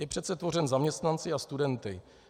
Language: Czech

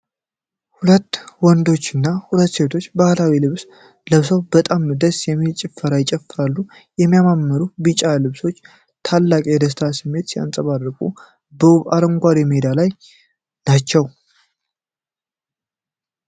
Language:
Amharic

